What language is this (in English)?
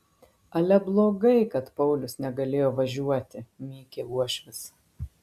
Lithuanian